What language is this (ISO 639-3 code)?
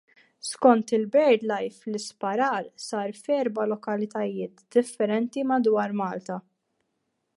mlt